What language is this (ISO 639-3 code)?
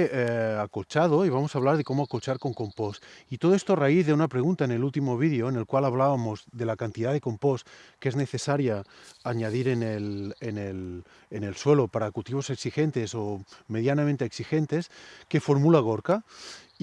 spa